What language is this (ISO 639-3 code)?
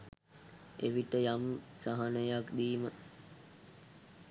sin